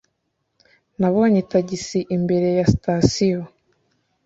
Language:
Kinyarwanda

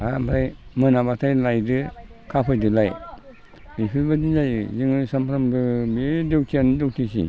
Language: Bodo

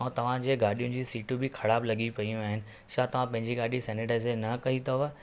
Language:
Sindhi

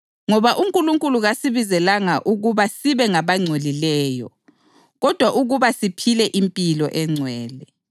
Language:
North Ndebele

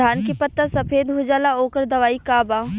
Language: Bhojpuri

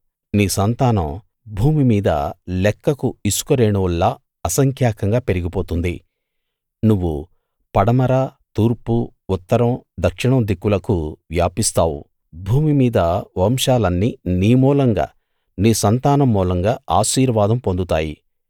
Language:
Telugu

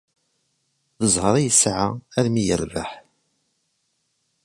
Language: Kabyle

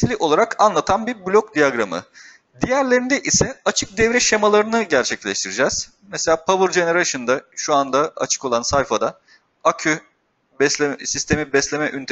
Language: Turkish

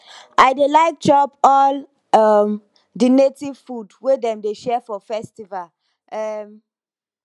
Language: Nigerian Pidgin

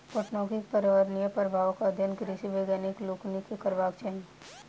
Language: Maithili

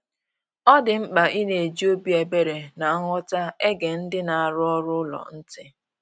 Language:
Igbo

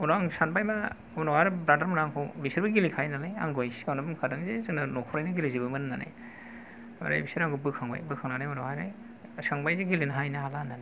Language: Bodo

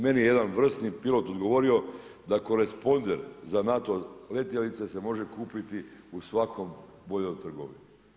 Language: Croatian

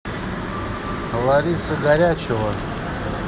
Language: Russian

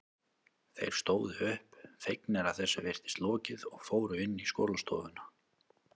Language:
Icelandic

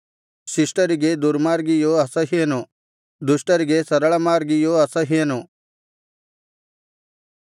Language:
Kannada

